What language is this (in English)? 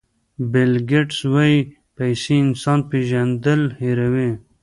Pashto